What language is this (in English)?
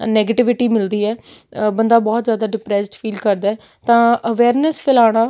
Punjabi